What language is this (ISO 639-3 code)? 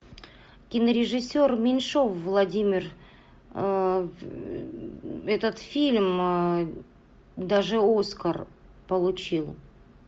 rus